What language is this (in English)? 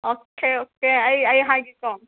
Manipuri